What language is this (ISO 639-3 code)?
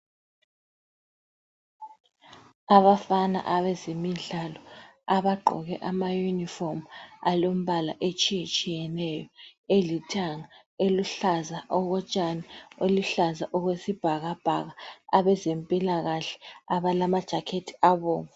nde